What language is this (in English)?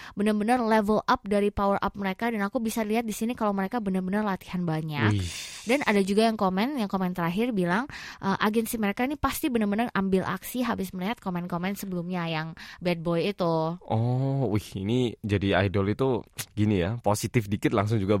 Indonesian